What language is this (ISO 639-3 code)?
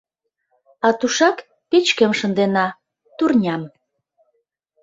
chm